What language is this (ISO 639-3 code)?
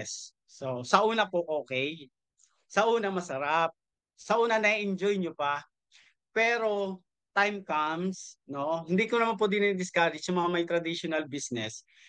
fil